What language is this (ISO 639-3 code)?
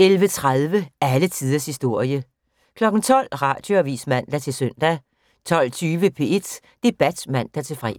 dan